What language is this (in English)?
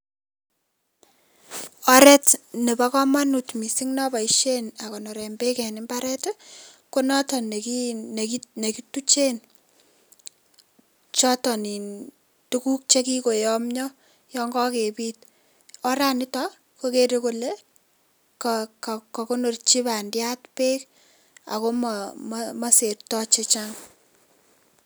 Kalenjin